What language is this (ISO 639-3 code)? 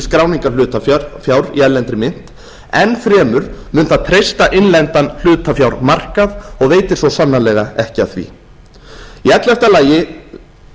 isl